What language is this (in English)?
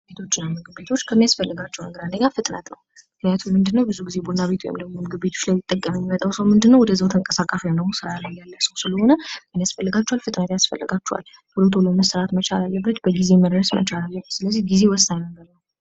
Amharic